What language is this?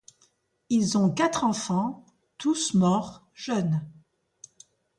French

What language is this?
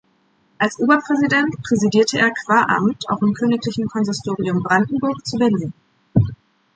German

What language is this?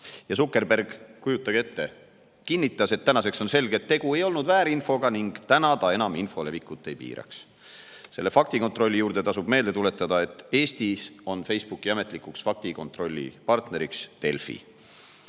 Estonian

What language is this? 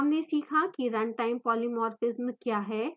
Hindi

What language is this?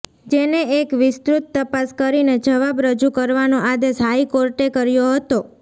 Gujarati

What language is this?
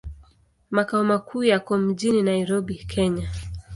Swahili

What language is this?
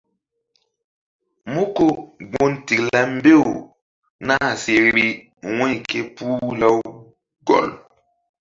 Mbum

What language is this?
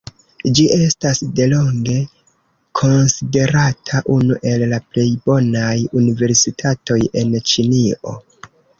Esperanto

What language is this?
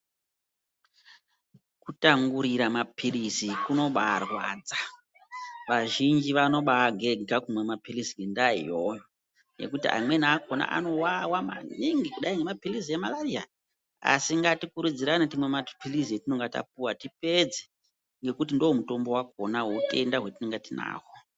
Ndau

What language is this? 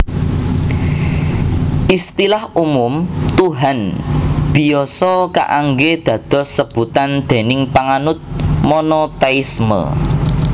Javanese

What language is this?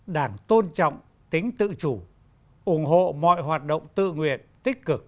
Vietnamese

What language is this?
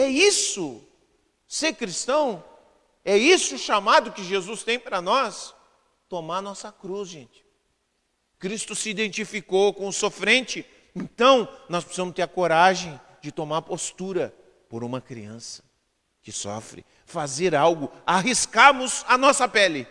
Portuguese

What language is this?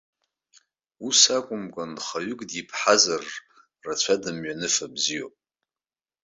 Abkhazian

